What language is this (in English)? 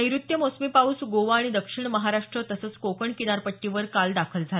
Marathi